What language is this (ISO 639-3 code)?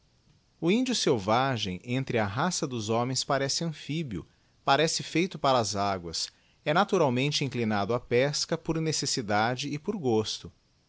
por